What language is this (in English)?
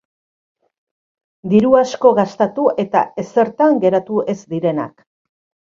Basque